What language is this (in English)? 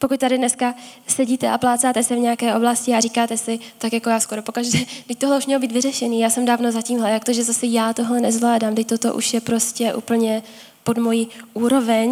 Czech